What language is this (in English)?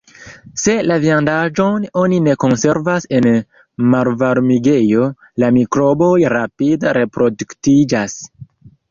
Esperanto